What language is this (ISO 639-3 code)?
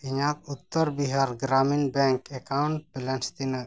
sat